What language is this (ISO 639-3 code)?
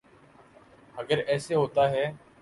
urd